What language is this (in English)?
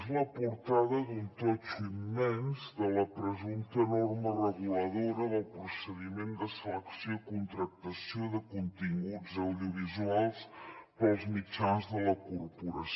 Catalan